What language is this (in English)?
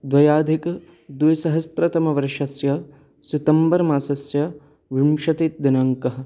Sanskrit